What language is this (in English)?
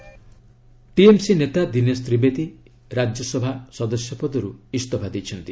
Odia